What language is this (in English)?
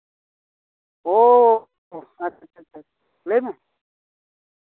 Santali